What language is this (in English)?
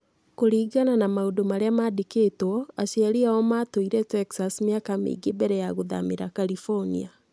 Kikuyu